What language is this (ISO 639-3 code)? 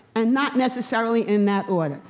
eng